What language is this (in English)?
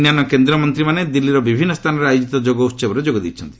Odia